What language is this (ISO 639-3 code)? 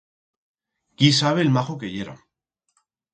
arg